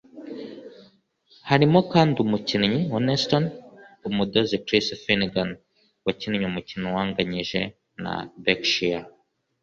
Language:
Kinyarwanda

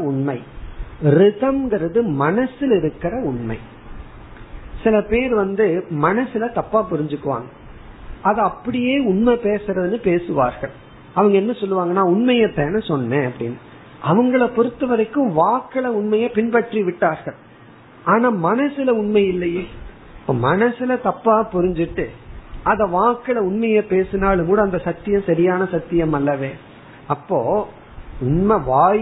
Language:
Tamil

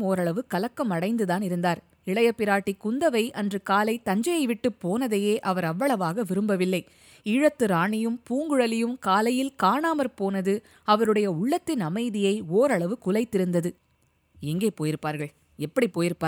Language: Tamil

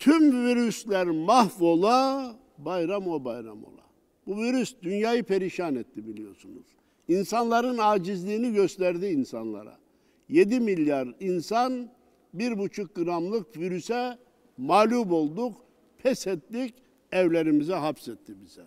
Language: Turkish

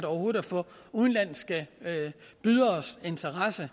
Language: Danish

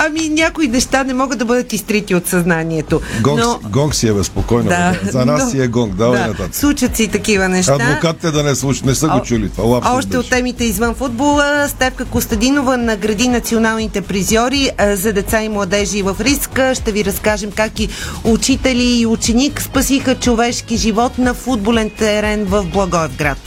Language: Bulgarian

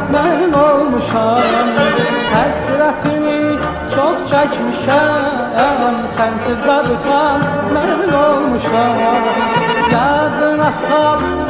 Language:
Arabic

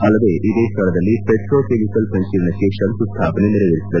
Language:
Kannada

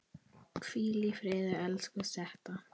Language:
Icelandic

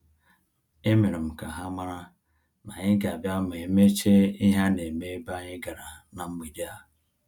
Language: Igbo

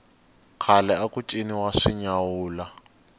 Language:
Tsonga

